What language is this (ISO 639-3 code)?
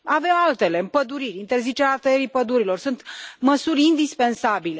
ron